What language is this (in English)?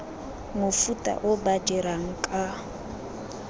Tswana